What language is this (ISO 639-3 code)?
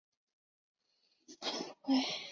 zho